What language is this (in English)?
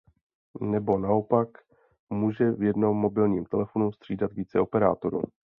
Czech